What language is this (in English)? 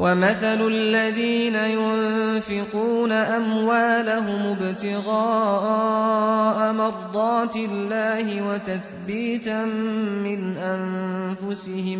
Arabic